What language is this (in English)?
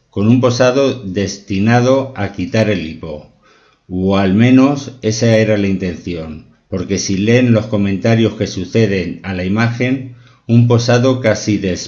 Spanish